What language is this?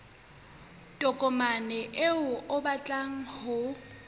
Southern Sotho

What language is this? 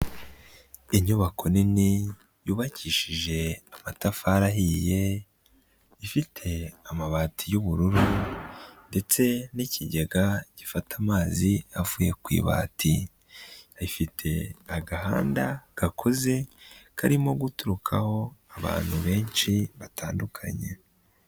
Kinyarwanda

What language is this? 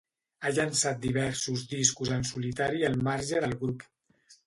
Catalan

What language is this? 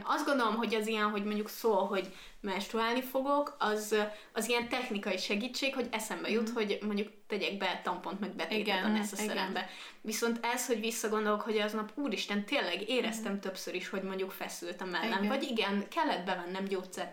Hungarian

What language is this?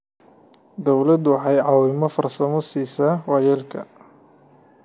Somali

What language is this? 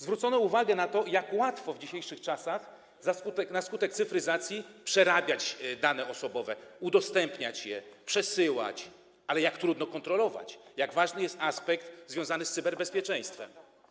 Polish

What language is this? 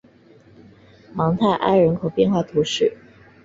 Chinese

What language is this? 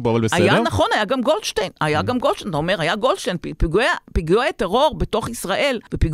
Hebrew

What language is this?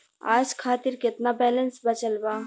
Bhojpuri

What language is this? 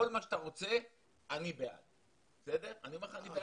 Hebrew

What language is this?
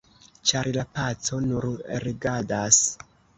Esperanto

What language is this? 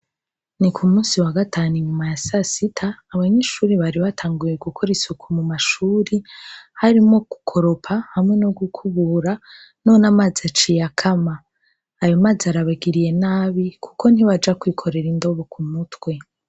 Rundi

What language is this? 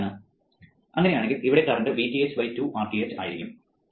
Malayalam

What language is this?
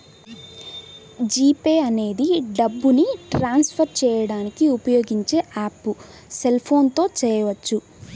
Telugu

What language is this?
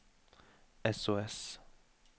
Norwegian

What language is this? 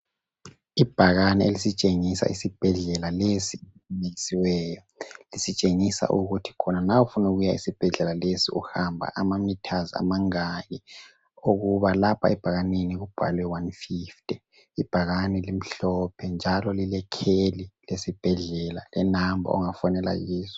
North Ndebele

